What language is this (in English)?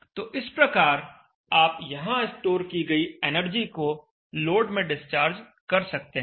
Hindi